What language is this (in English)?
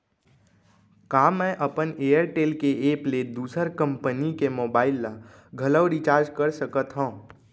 Chhattisgarhi